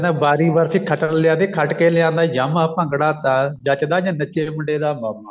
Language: Punjabi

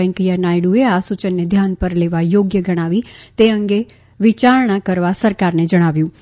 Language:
Gujarati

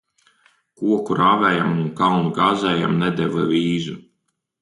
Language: Latvian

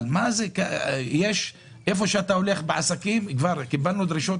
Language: Hebrew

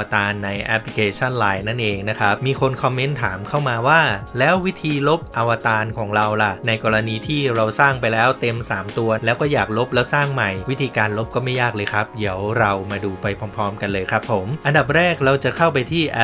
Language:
Thai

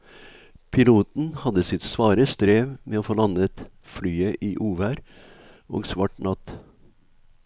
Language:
Norwegian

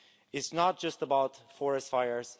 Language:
English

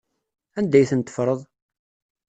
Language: Kabyle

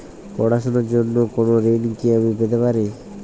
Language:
Bangla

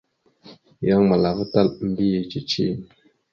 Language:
Mada (Cameroon)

